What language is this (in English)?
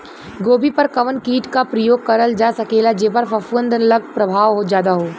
Bhojpuri